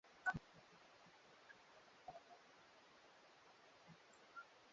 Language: Swahili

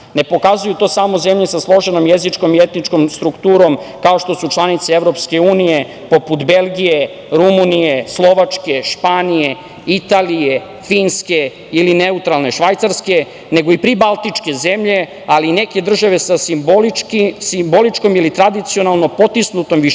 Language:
Serbian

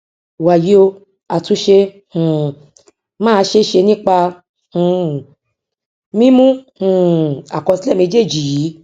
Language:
Yoruba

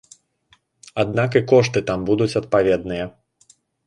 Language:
Belarusian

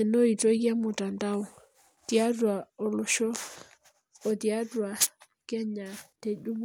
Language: Masai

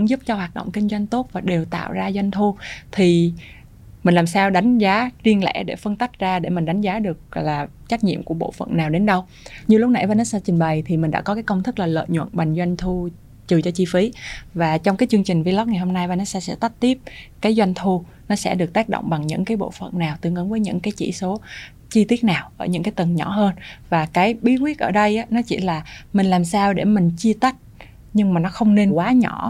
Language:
Vietnamese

